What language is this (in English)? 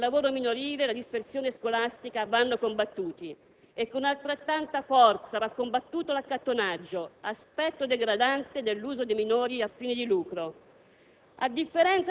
Italian